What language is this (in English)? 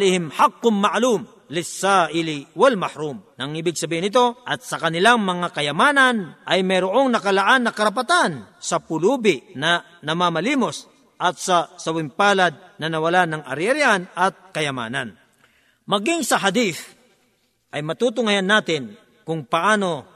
Filipino